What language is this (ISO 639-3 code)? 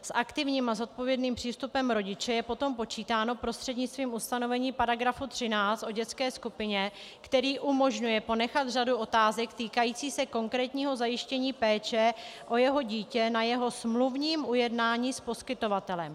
ces